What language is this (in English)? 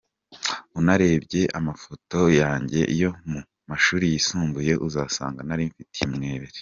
Kinyarwanda